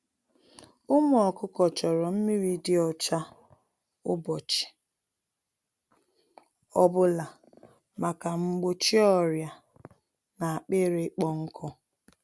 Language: Igbo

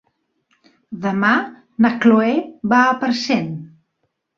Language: Catalan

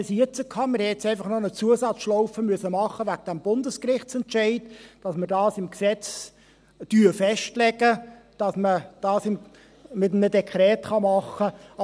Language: Swiss German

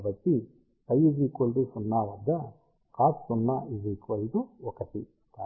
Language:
Telugu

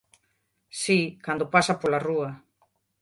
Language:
Galician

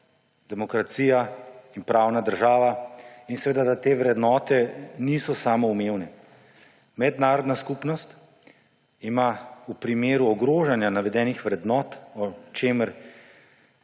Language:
Slovenian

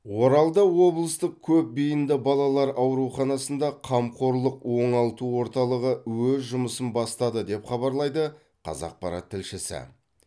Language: Kazakh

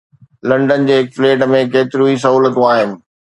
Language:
Sindhi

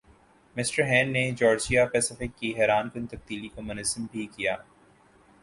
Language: Urdu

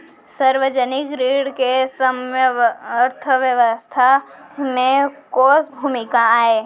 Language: Chhattisgarhi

